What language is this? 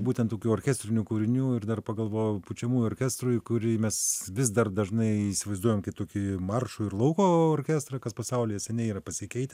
Lithuanian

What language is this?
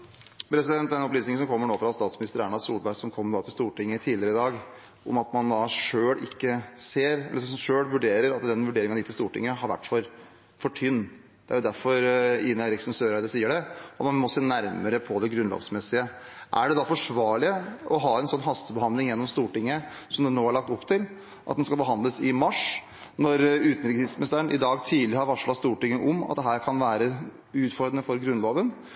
Norwegian Bokmål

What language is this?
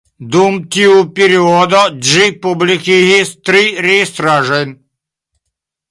Esperanto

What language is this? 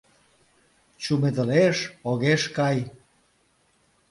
Mari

